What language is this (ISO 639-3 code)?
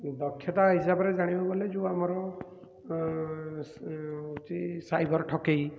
ori